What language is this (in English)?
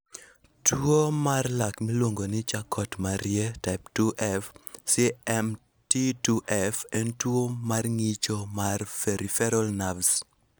Luo (Kenya and Tanzania)